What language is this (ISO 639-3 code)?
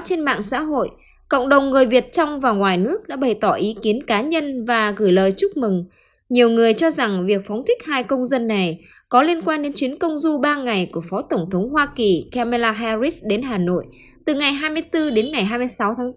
vie